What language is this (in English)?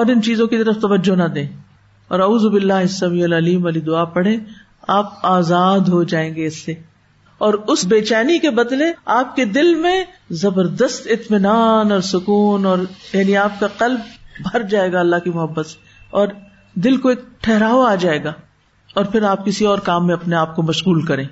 Urdu